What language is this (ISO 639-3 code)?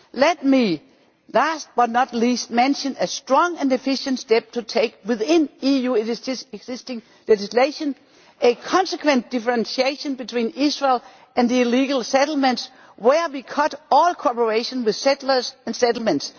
eng